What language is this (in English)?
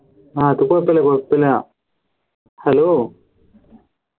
Malayalam